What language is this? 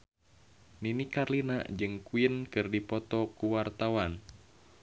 Sundanese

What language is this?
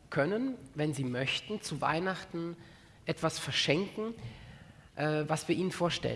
German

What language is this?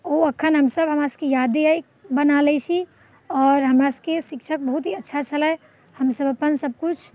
Maithili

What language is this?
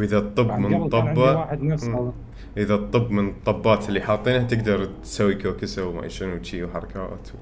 Arabic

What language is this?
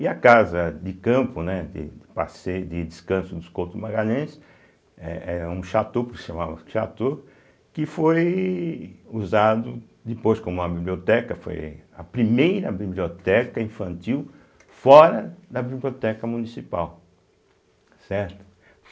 Portuguese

